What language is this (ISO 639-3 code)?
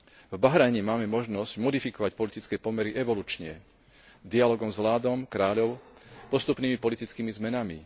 slk